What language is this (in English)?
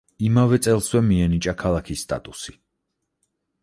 Georgian